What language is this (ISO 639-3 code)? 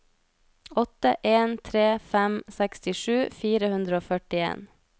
nor